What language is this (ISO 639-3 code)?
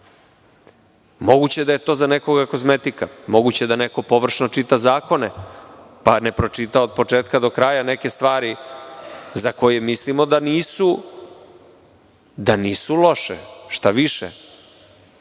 srp